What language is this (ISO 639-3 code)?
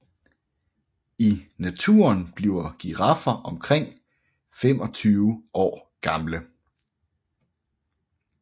dan